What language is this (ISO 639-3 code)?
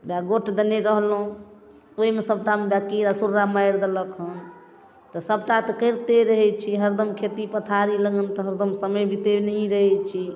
mai